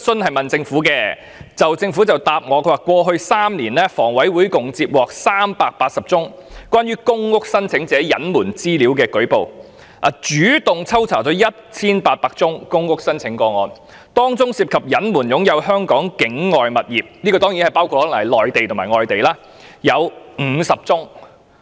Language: Cantonese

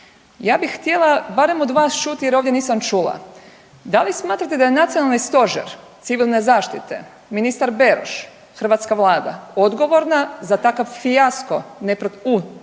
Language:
Croatian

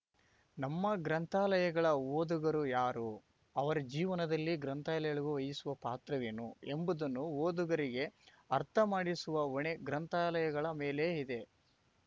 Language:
Kannada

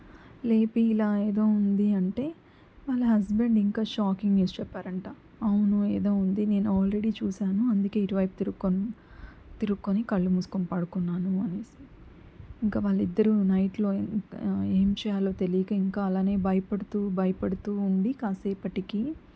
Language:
Telugu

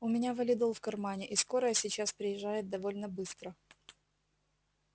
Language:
Russian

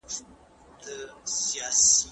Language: Pashto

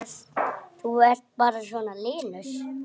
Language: Icelandic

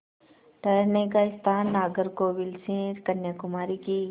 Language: Hindi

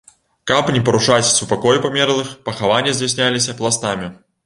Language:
Belarusian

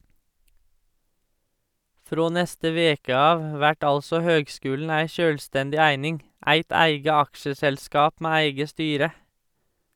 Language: Norwegian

